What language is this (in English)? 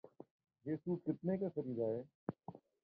Urdu